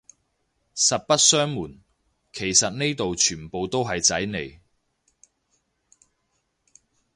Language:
Cantonese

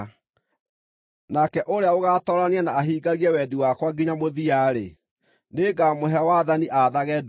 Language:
Kikuyu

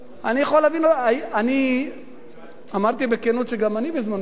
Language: Hebrew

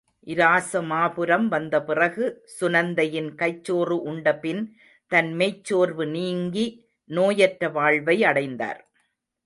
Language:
Tamil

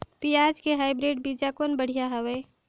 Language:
Chhattisgarhi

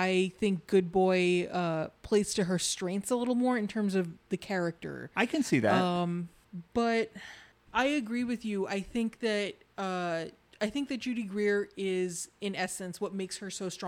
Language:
English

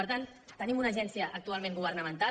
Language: Catalan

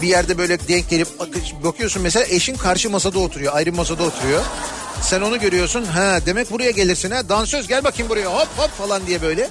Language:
Turkish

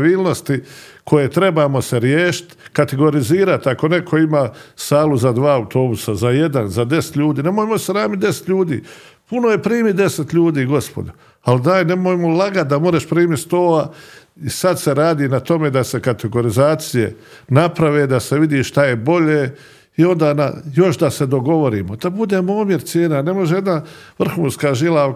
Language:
Croatian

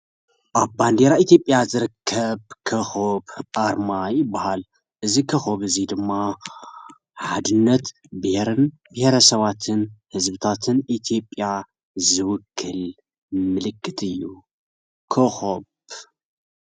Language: Tigrinya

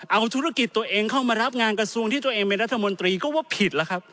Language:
Thai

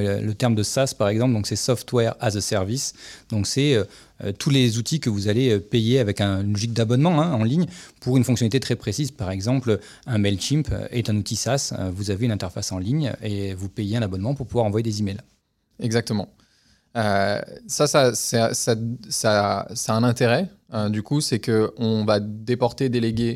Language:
French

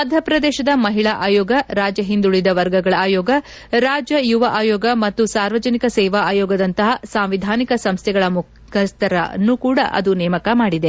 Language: Kannada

